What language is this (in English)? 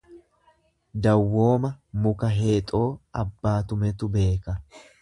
Oromo